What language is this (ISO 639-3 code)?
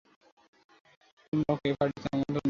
ben